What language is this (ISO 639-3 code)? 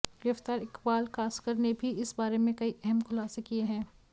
hin